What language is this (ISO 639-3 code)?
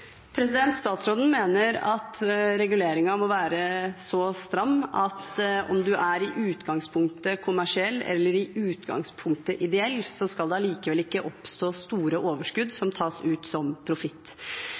nob